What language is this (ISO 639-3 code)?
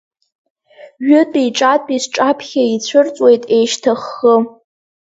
abk